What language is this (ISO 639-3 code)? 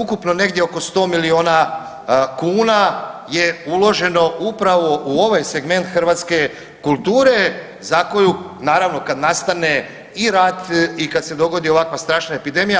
hrv